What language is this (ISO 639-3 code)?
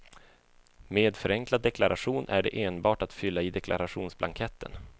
swe